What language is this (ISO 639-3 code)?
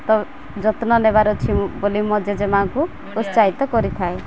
ori